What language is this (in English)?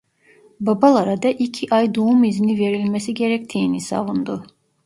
Turkish